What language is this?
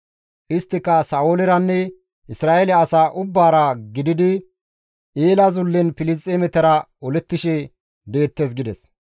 Gamo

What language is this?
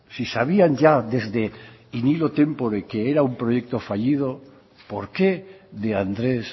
Spanish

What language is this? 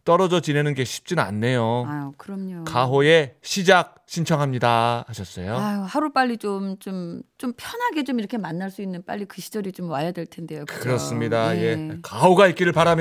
Korean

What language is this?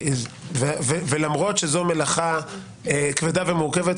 Hebrew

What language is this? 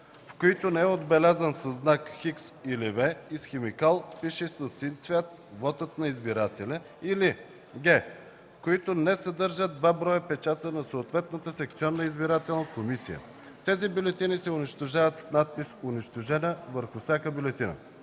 Bulgarian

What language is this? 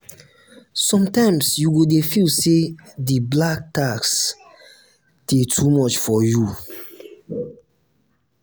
Nigerian Pidgin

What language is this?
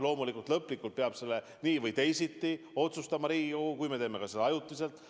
Estonian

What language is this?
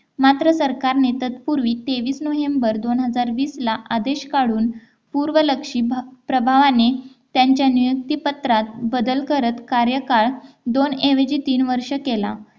Marathi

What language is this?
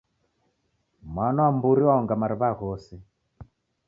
Taita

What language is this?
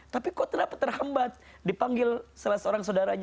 Indonesian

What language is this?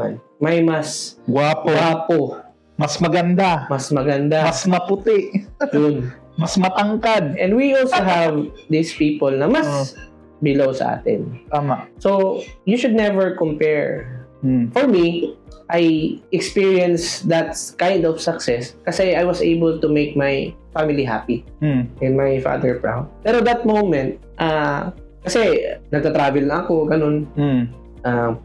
Filipino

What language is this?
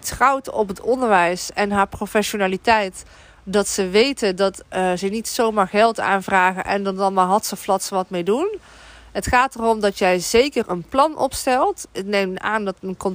Dutch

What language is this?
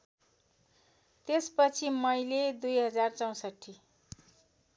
Nepali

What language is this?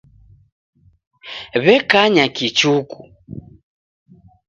Taita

